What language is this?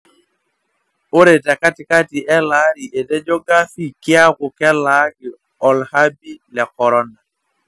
Masai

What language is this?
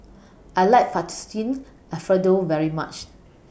English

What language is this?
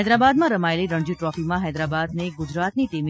Gujarati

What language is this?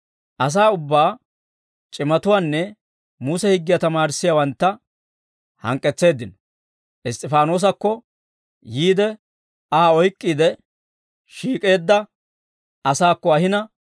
Dawro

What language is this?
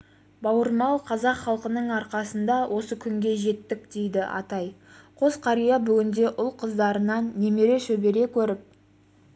Kazakh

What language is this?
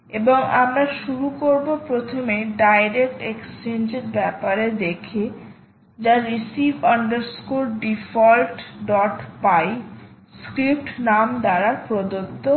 Bangla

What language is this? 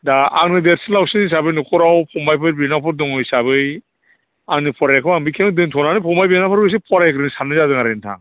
Bodo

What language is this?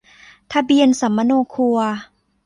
Thai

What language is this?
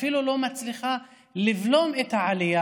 Hebrew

